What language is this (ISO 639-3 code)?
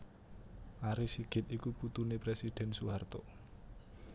jav